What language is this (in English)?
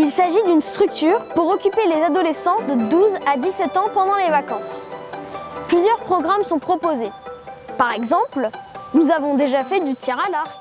French